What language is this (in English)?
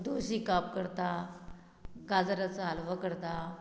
Konkani